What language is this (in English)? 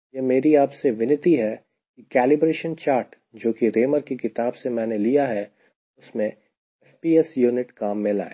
Hindi